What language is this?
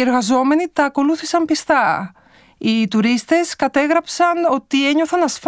Greek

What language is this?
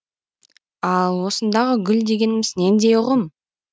Kazakh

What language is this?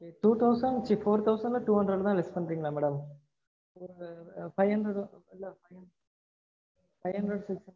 Tamil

